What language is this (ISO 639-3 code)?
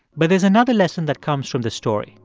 eng